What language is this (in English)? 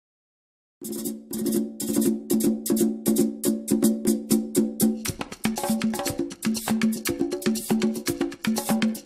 Italian